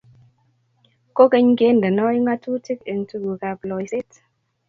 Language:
Kalenjin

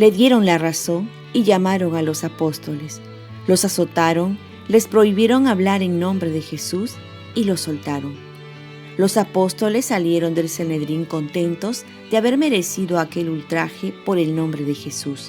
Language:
Spanish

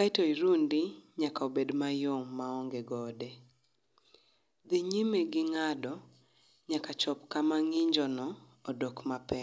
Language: Luo (Kenya and Tanzania)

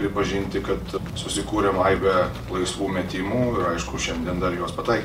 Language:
Lithuanian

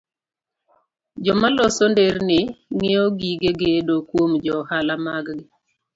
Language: Luo (Kenya and Tanzania)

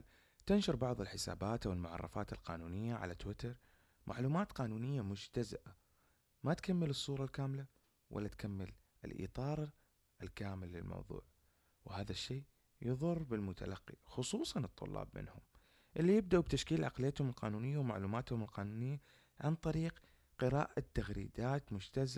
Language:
Arabic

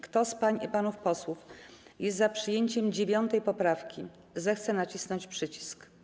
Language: Polish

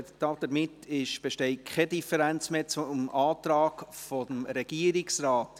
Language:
Swiss German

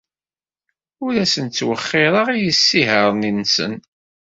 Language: Kabyle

